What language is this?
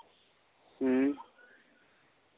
Santali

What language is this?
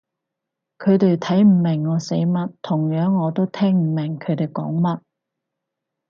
Cantonese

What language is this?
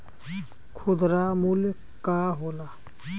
Bhojpuri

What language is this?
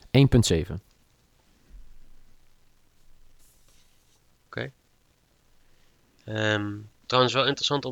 Dutch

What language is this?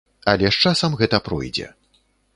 Belarusian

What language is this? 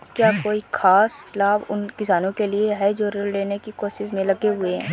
Hindi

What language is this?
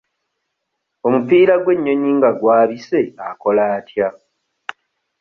Ganda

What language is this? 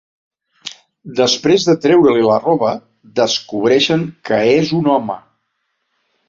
Catalan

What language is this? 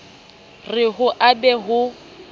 Southern Sotho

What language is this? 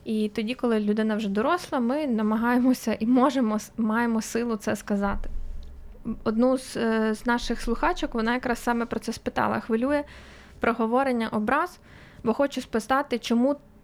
Ukrainian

